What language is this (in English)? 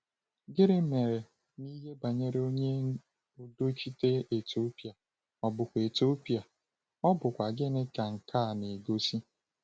Igbo